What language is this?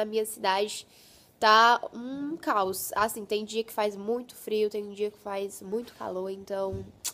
Portuguese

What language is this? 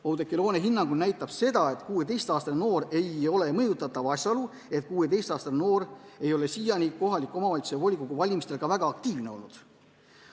Estonian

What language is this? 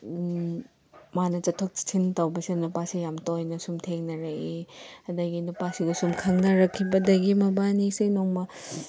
Manipuri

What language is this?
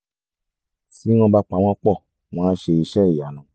Yoruba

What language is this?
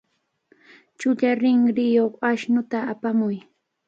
Cajatambo North Lima Quechua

